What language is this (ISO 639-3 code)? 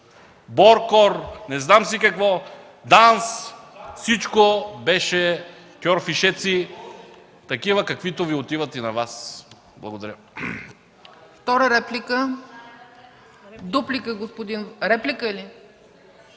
bul